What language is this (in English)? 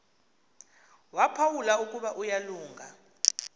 Xhosa